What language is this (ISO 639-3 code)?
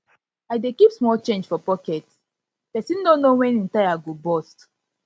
pcm